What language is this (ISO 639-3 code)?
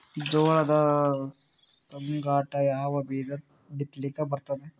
kan